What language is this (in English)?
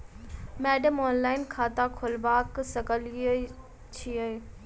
Maithili